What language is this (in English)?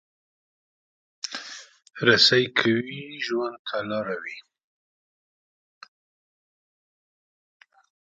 Pashto